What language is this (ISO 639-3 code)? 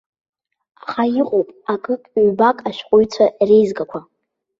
abk